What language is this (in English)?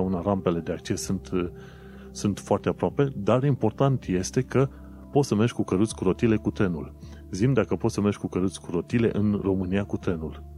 Romanian